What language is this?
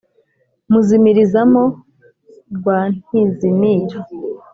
Kinyarwanda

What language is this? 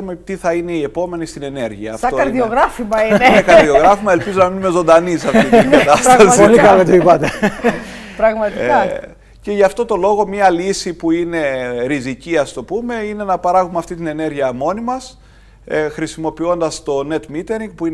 Greek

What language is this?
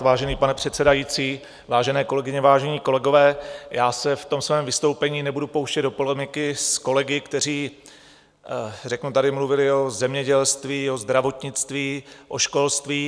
Czech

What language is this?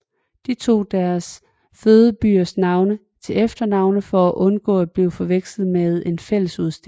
Danish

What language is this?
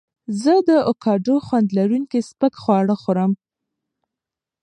Pashto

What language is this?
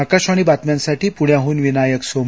Marathi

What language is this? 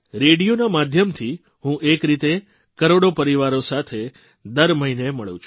Gujarati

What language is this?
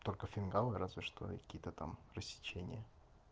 Russian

